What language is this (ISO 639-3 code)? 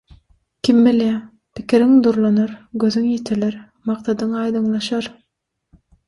tuk